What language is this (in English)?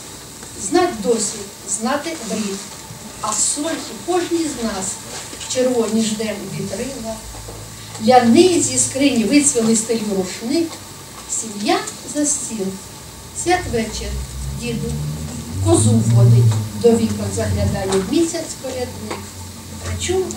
Ukrainian